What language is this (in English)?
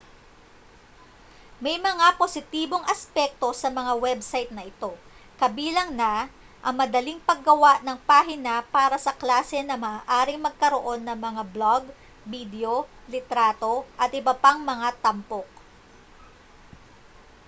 Filipino